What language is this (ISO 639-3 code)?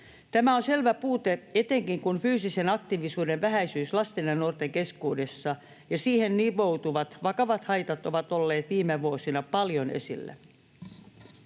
fin